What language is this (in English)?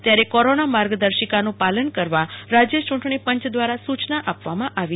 Gujarati